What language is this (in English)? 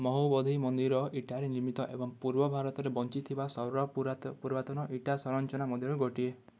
Odia